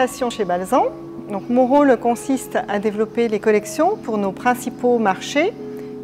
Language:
French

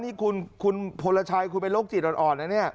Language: Thai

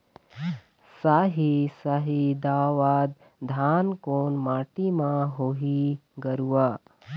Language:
Chhattisgarhi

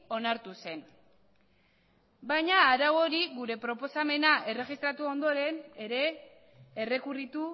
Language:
Basque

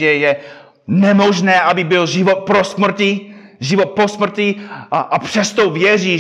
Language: Czech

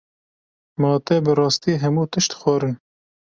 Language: Kurdish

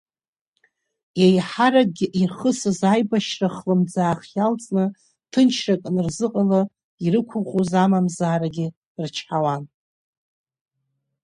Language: Abkhazian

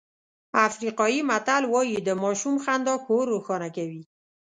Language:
Pashto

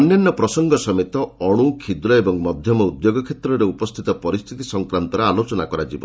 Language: Odia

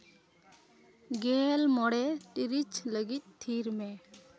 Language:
Santali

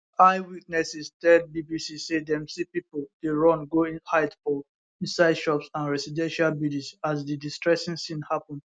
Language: Nigerian Pidgin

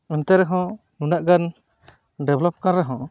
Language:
Santali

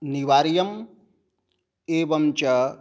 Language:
Sanskrit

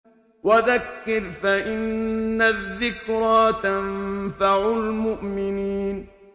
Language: Arabic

